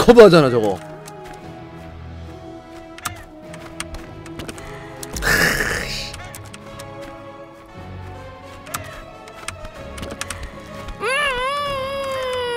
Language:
Korean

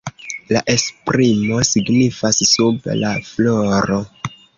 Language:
Esperanto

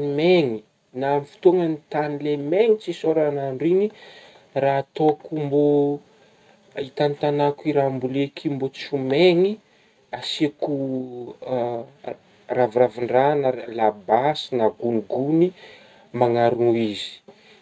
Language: Northern Betsimisaraka Malagasy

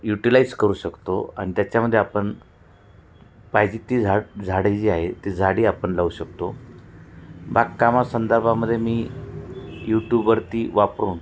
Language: Marathi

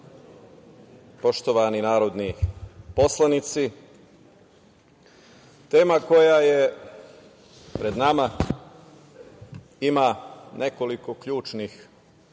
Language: Serbian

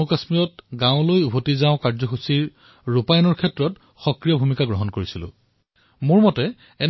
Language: Assamese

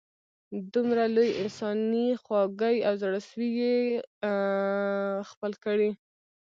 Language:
Pashto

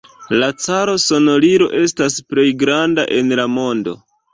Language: Esperanto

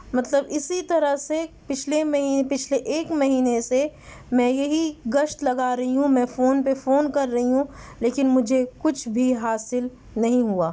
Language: Urdu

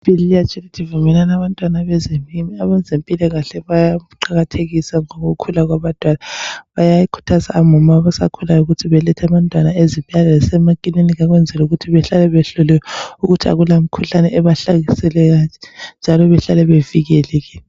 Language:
North Ndebele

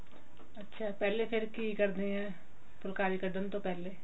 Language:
Punjabi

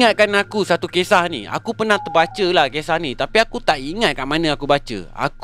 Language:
Malay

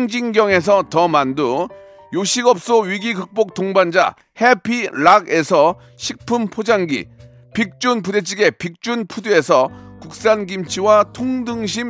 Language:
Korean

